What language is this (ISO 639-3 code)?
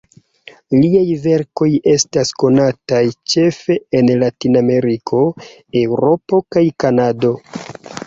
epo